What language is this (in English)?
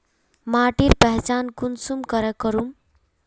Magahi